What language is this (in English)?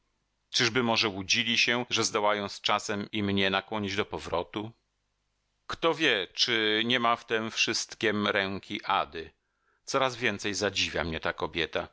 Polish